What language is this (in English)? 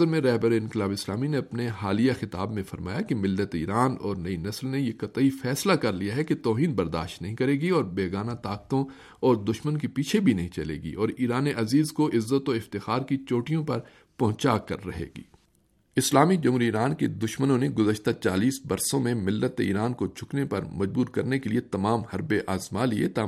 Urdu